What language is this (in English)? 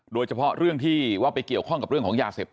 Thai